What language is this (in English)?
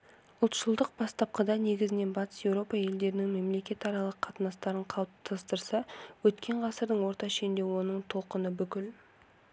Kazakh